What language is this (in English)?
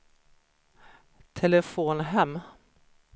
Swedish